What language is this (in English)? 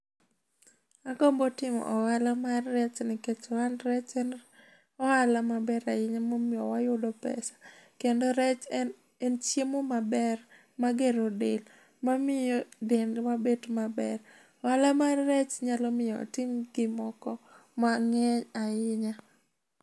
Luo (Kenya and Tanzania)